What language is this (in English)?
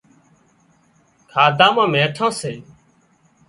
Wadiyara Koli